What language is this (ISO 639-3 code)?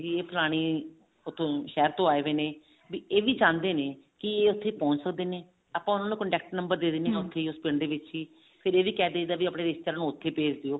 pan